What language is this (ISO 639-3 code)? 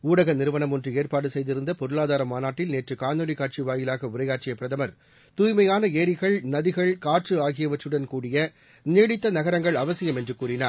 tam